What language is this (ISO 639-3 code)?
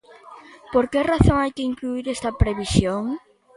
glg